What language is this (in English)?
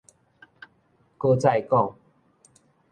Min Nan Chinese